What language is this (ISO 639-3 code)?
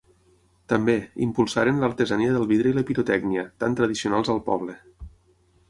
cat